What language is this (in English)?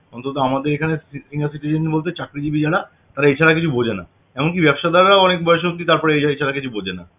Bangla